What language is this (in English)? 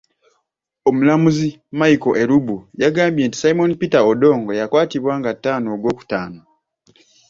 Ganda